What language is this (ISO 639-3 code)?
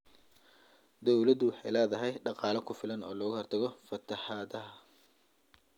som